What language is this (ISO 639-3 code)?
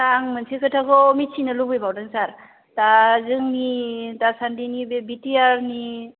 brx